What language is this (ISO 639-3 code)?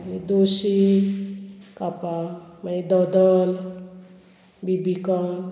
kok